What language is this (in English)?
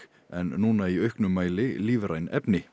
Icelandic